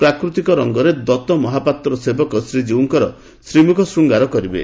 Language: Odia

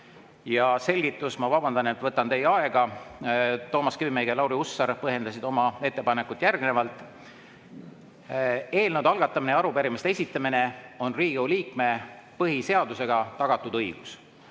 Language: Estonian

